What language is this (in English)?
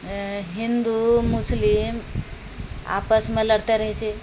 Maithili